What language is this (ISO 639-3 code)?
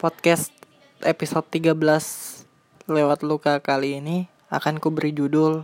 ind